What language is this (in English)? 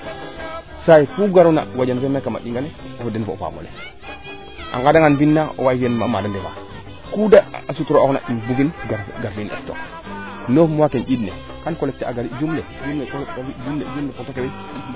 Serer